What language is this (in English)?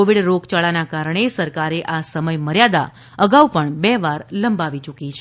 Gujarati